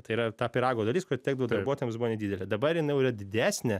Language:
Lithuanian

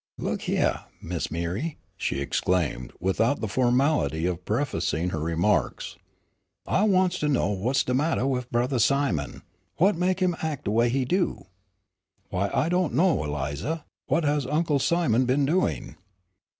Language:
English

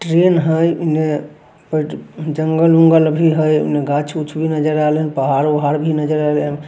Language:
Magahi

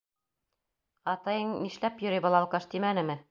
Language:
Bashkir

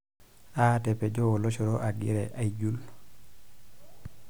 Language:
Masai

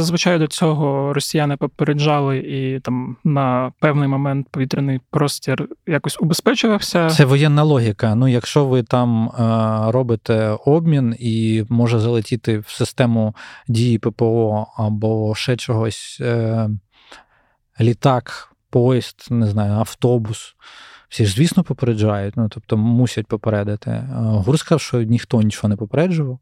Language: Ukrainian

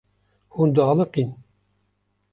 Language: Kurdish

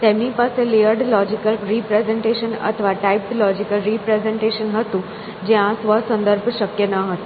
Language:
Gujarati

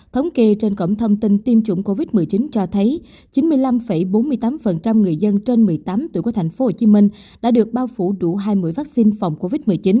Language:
Vietnamese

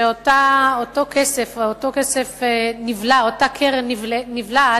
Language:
Hebrew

